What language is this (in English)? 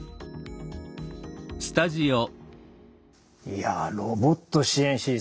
Japanese